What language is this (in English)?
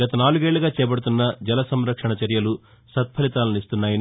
Telugu